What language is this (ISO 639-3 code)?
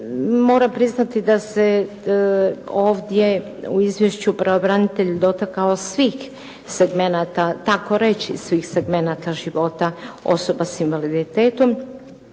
hrv